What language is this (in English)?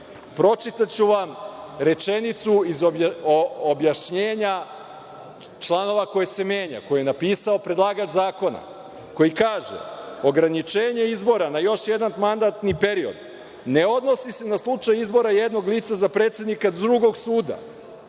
Serbian